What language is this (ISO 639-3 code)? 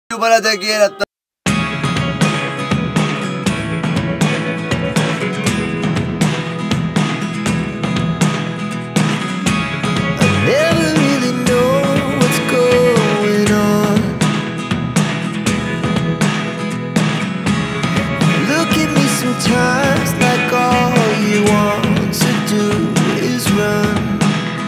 ara